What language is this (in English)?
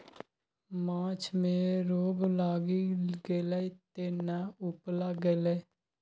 Maithili